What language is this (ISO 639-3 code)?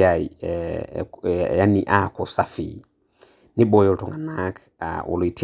mas